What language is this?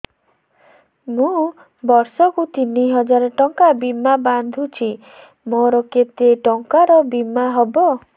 Odia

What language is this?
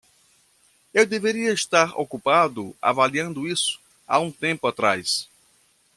Portuguese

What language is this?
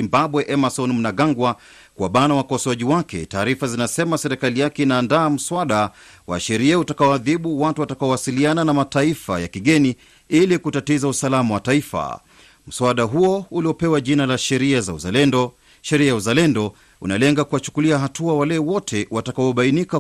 Swahili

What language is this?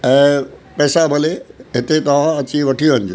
Sindhi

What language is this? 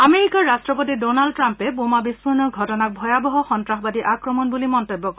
Assamese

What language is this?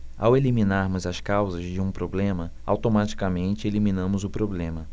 Portuguese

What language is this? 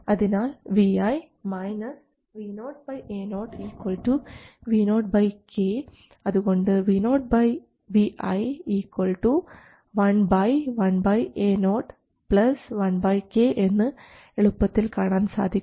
Malayalam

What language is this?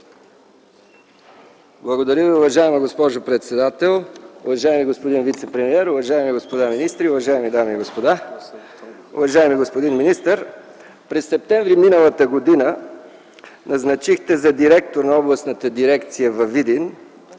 Bulgarian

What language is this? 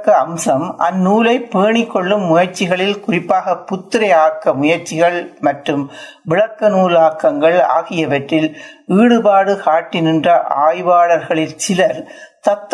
Tamil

